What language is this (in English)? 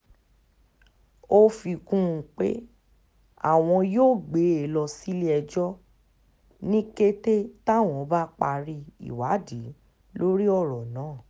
Yoruba